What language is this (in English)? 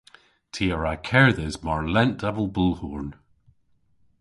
Cornish